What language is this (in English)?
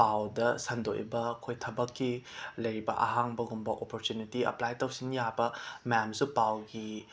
Manipuri